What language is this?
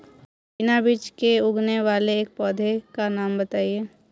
Hindi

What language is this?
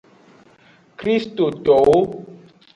Aja (Benin)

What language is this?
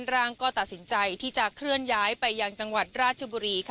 Thai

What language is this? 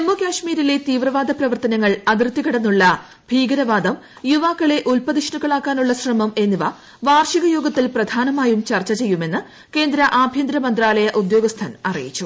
Malayalam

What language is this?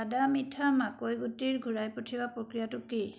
Assamese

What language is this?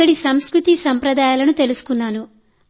Telugu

